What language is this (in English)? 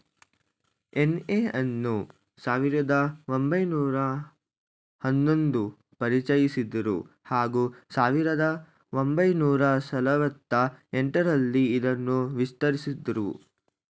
Kannada